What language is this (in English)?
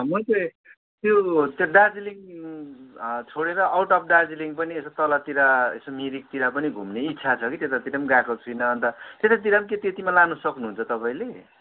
Nepali